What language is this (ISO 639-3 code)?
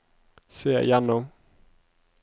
nor